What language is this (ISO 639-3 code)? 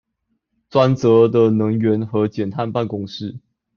zho